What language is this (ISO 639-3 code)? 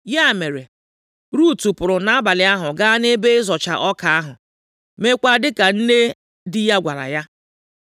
ibo